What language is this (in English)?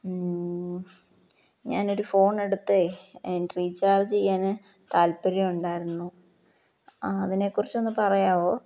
Malayalam